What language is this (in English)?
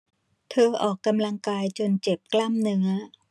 Thai